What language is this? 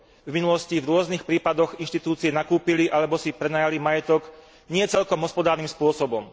Slovak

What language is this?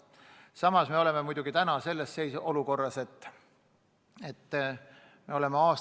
Estonian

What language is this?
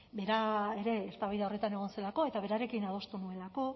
Basque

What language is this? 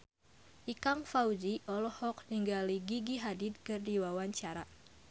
Sundanese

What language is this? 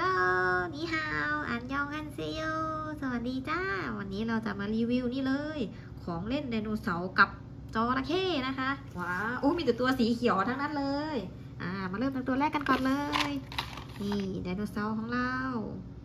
Thai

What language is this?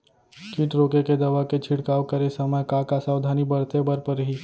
Chhattisgarhi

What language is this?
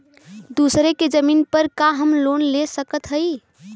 Bhojpuri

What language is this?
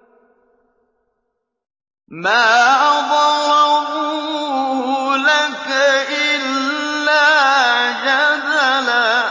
Arabic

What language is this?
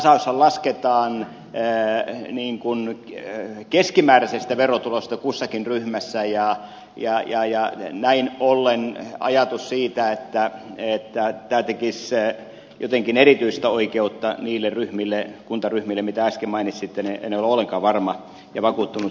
Finnish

